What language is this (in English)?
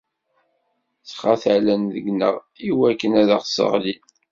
Kabyle